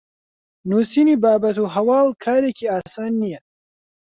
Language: Central Kurdish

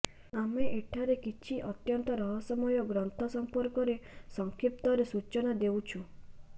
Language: Odia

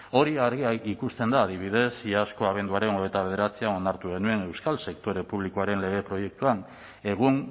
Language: Basque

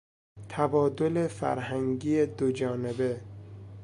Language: Persian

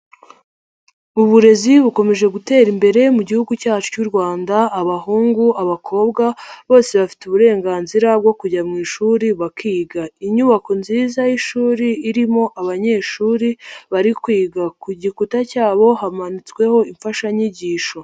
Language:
Kinyarwanda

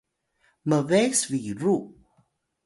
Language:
Atayal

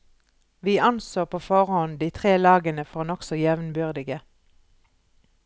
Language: Norwegian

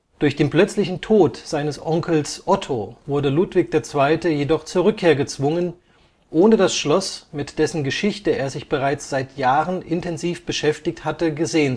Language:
German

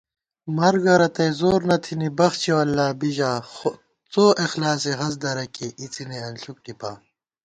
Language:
Gawar-Bati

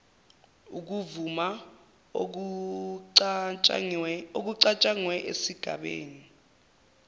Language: Zulu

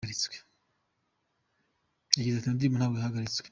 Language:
Kinyarwanda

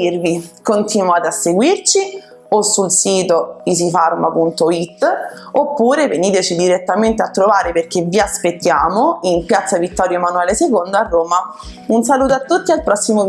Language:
Italian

